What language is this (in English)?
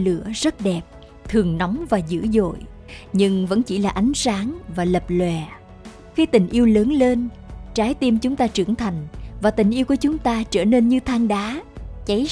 Vietnamese